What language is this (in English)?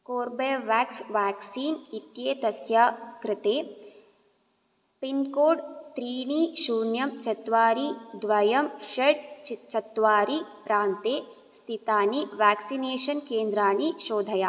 Sanskrit